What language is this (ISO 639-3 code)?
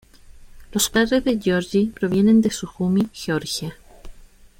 spa